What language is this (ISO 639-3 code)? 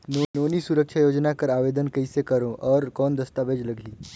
hne